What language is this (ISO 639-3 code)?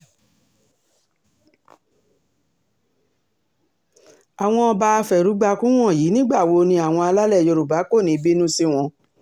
yor